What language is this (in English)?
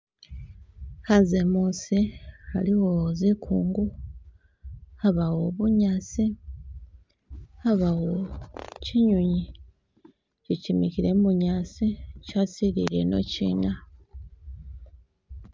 Masaaba